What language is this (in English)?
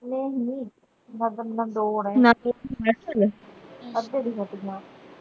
Punjabi